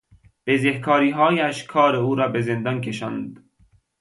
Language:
Persian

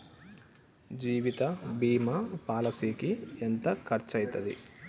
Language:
Telugu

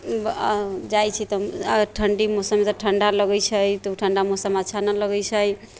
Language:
Maithili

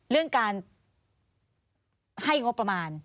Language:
Thai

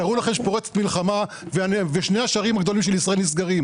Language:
Hebrew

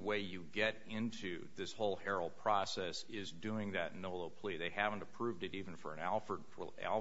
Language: English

